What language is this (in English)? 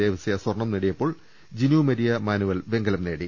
Malayalam